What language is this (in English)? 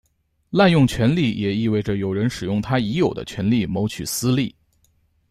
Chinese